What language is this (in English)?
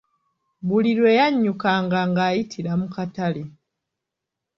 Ganda